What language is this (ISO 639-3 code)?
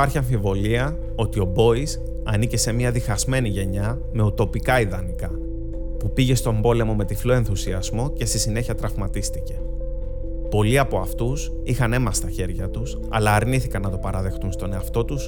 ell